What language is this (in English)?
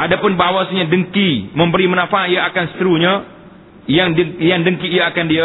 Malay